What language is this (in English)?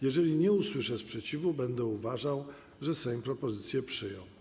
Polish